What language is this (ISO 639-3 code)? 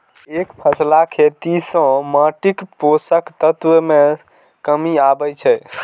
mai